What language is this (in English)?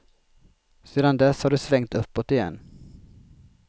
Swedish